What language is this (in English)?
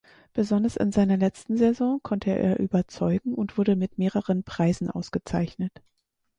German